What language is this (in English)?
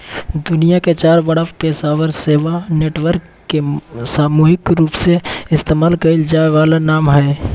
Magahi